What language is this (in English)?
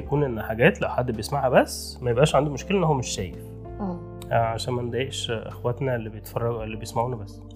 Arabic